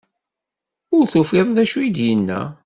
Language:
Kabyle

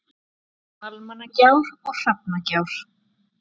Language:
Icelandic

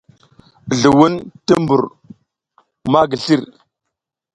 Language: South Giziga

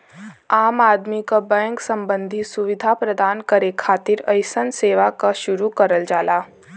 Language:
Bhojpuri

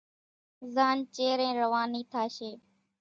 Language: Kachi Koli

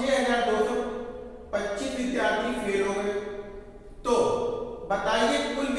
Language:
Hindi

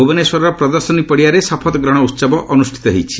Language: Odia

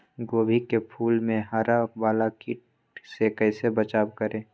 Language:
Magahi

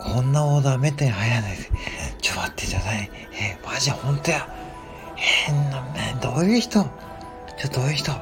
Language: Japanese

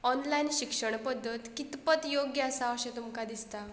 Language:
Konkani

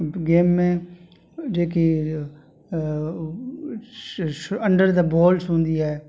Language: Sindhi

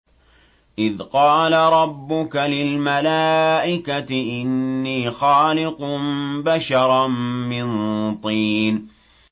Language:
Arabic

